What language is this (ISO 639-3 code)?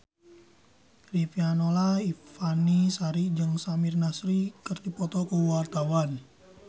sun